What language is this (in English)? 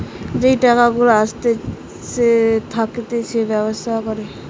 Bangla